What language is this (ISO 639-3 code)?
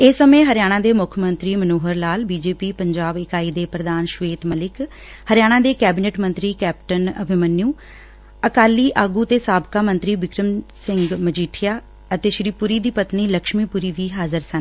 pan